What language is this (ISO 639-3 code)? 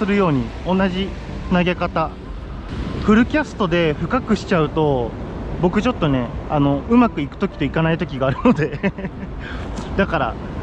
jpn